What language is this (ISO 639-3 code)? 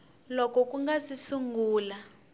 tso